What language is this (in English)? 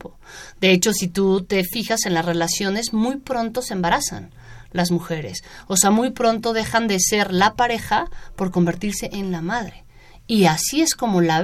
Spanish